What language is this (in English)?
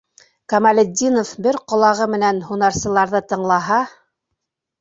Bashkir